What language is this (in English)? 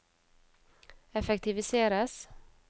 Norwegian